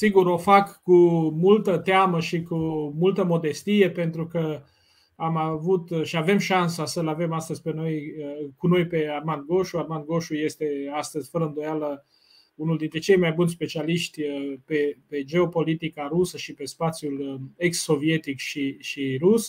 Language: Romanian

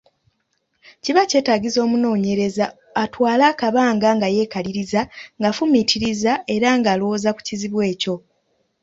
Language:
Ganda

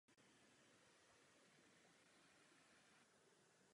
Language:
Czech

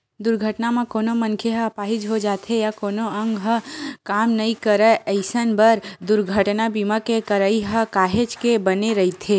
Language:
Chhattisgarhi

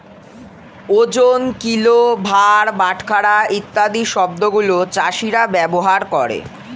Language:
Bangla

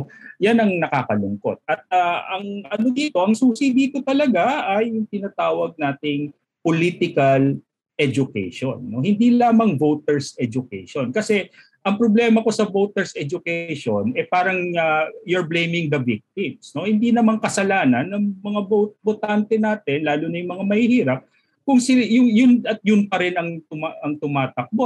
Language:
Filipino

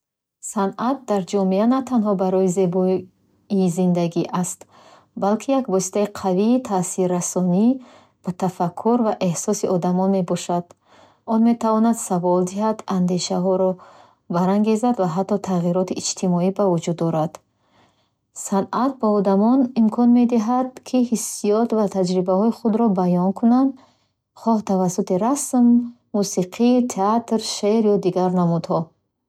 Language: Bukharic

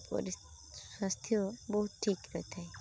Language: Odia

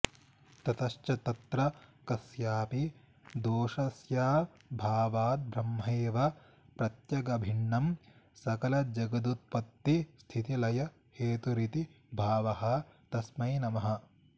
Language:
Sanskrit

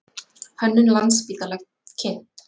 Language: Icelandic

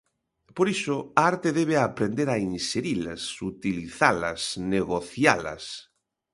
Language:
Galician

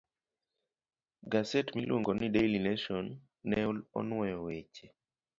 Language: Luo (Kenya and Tanzania)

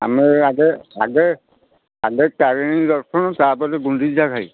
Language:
Odia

